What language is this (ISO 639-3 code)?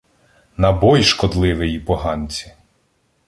ukr